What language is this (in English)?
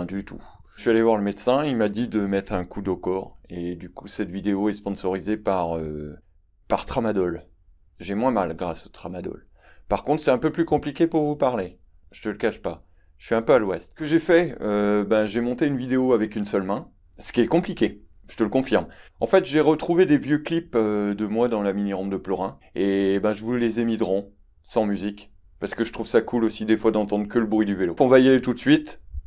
French